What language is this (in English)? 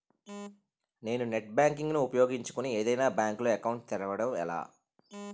Telugu